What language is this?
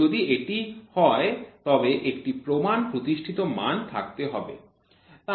Bangla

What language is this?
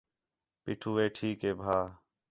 Khetrani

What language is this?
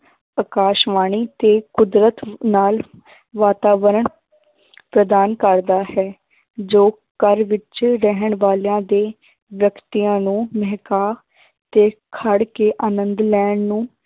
Punjabi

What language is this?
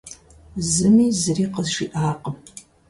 Kabardian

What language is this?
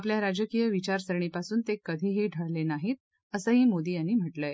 Marathi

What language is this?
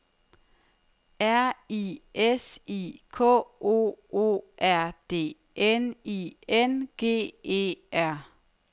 Danish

